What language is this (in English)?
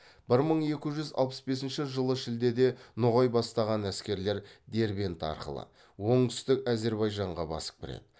Kazakh